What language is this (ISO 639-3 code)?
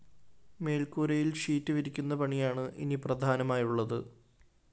mal